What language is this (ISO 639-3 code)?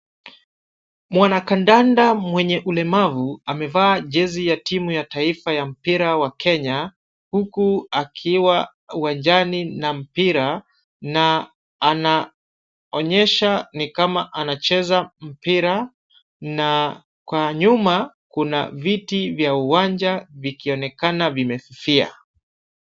swa